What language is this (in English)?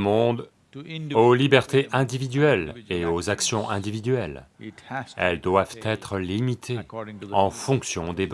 French